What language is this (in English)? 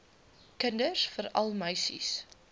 Afrikaans